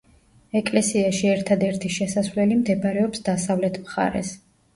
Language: Georgian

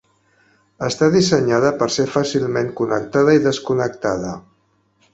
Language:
Catalan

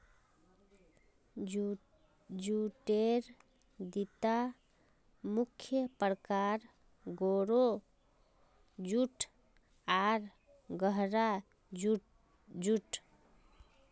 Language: Magahi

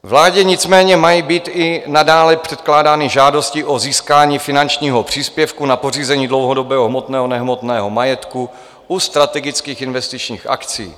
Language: Czech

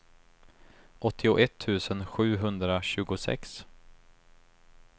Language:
Swedish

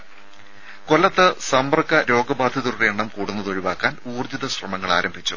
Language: Malayalam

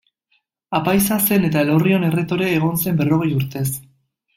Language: Basque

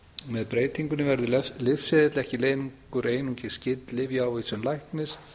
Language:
Icelandic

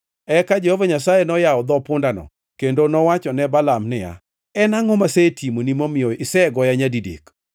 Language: Luo (Kenya and Tanzania)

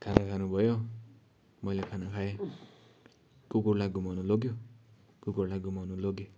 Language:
Nepali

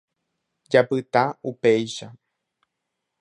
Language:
Guarani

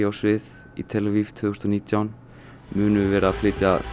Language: Icelandic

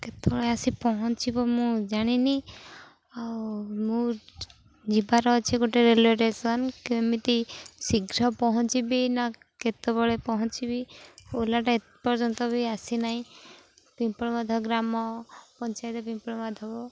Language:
Odia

